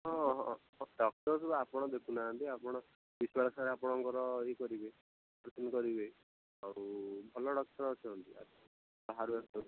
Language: Odia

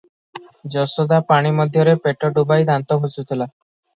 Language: Odia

